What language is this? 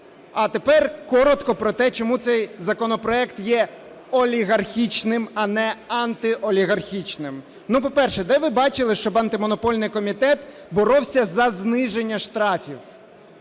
Ukrainian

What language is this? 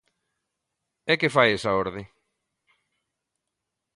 Galician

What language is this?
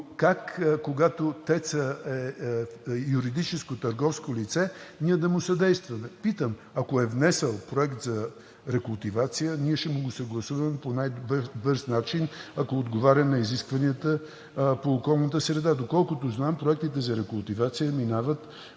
Bulgarian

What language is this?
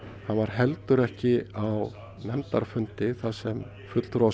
Icelandic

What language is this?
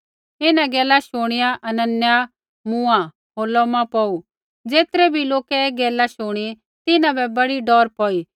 Kullu Pahari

